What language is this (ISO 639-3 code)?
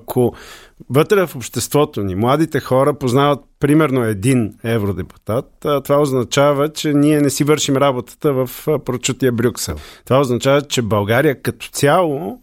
bul